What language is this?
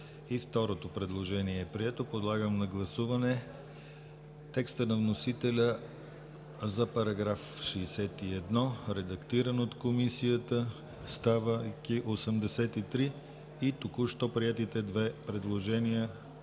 Bulgarian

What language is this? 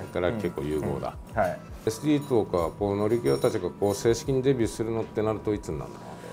Japanese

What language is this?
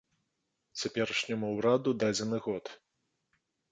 Belarusian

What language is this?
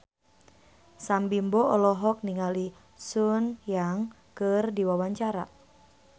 Sundanese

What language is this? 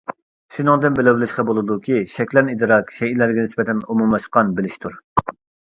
Uyghur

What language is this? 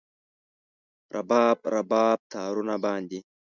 Pashto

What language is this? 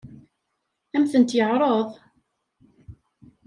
Kabyle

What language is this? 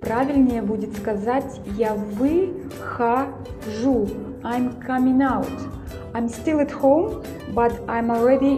Russian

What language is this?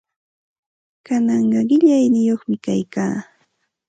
Santa Ana de Tusi Pasco Quechua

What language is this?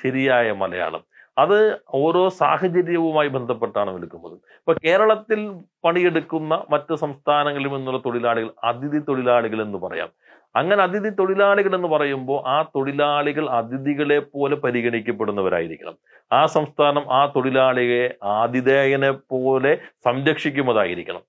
Malayalam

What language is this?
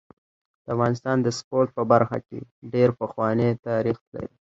Pashto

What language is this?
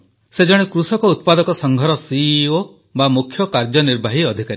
Odia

